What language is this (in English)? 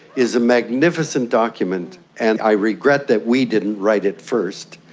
English